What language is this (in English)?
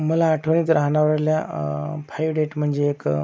Marathi